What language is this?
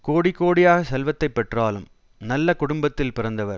Tamil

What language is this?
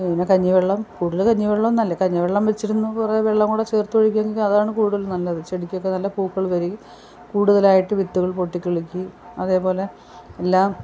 Malayalam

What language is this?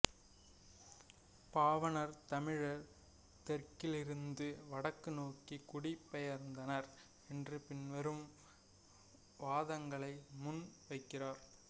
Tamil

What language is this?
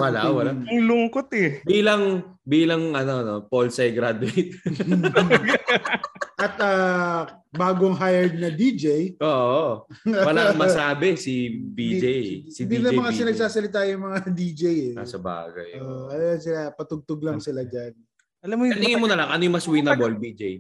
Filipino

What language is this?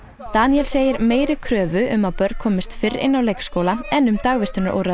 Icelandic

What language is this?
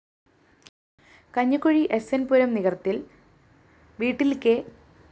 Malayalam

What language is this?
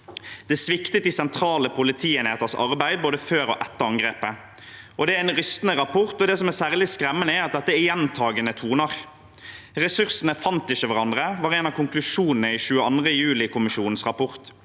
Norwegian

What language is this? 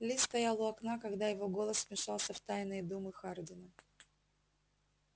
Russian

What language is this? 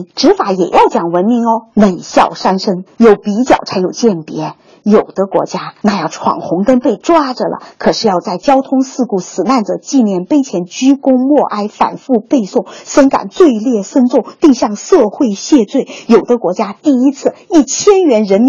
Chinese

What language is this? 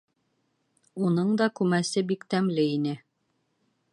Bashkir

